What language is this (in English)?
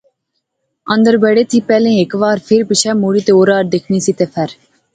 Pahari-Potwari